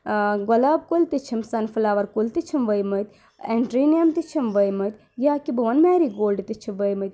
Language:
Kashmiri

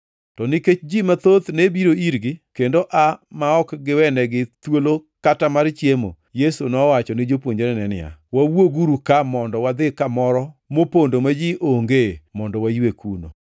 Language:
Luo (Kenya and Tanzania)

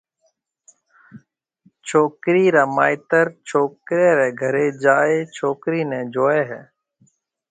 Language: Marwari (Pakistan)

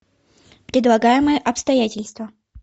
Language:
Russian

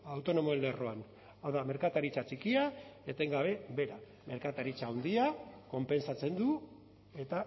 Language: Basque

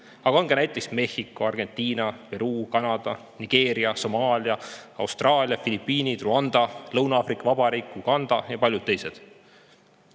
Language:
Estonian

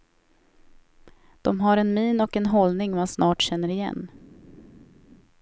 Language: Swedish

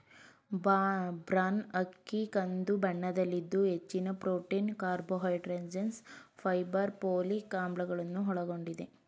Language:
Kannada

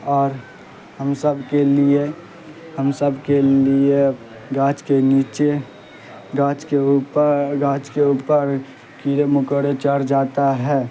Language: Urdu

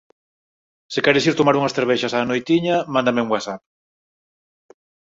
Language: Galician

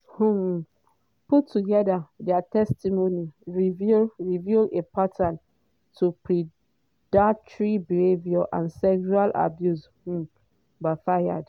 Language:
Nigerian Pidgin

